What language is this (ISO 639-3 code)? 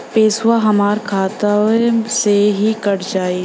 bho